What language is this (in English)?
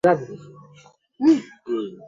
Swahili